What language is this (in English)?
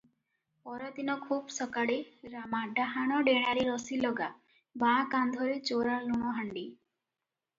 Odia